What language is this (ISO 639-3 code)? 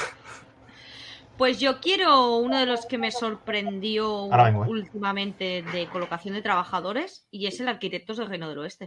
spa